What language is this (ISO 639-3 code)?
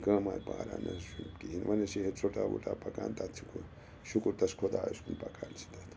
kas